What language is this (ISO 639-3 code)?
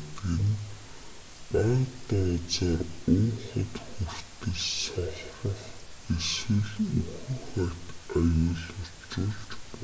mon